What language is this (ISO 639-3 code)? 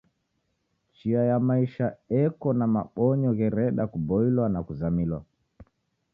dav